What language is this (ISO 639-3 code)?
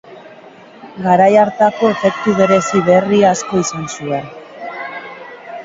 eus